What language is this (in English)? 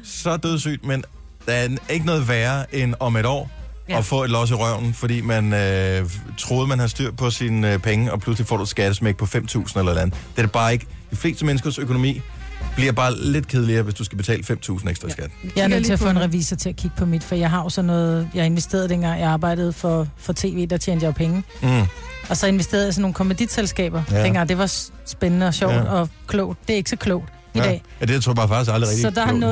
Danish